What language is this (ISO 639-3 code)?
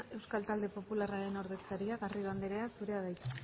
eus